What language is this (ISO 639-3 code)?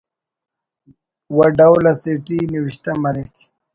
brh